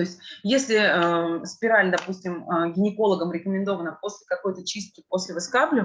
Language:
Russian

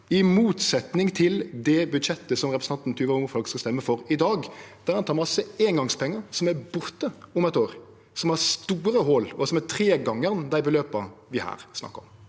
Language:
Norwegian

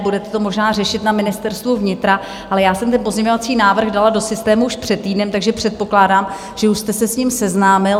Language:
Czech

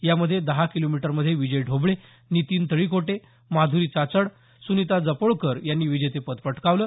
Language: Marathi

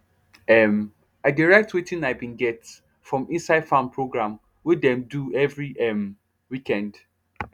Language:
Nigerian Pidgin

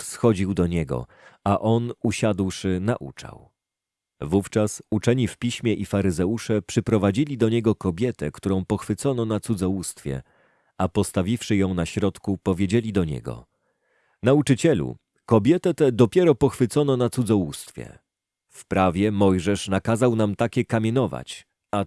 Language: Polish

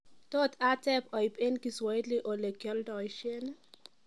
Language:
Kalenjin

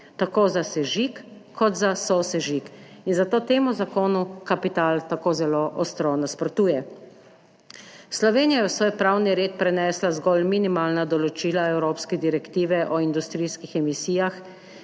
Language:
Slovenian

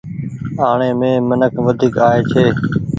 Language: Goaria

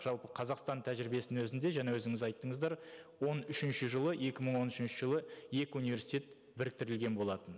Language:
Kazakh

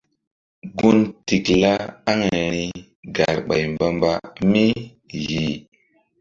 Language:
Mbum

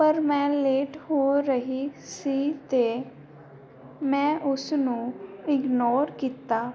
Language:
Punjabi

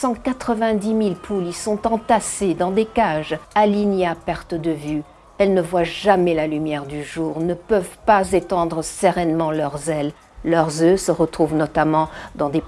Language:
French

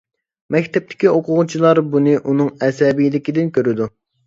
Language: Uyghur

